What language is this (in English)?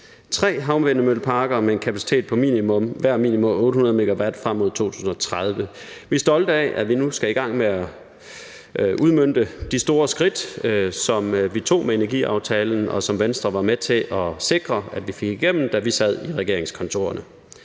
Danish